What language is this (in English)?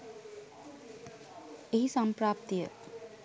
Sinhala